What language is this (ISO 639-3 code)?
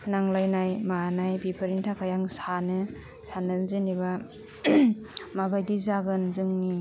brx